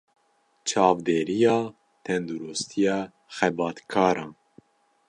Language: Kurdish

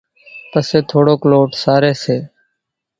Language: Kachi Koli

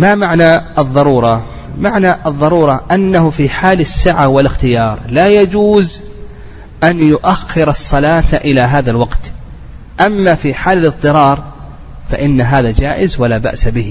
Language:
Arabic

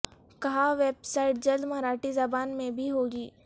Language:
Urdu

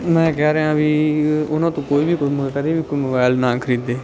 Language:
Punjabi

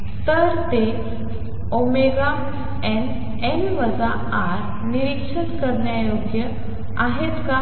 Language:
Marathi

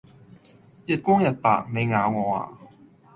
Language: Cantonese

